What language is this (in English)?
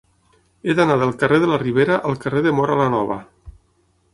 Catalan